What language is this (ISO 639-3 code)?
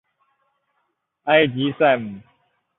zho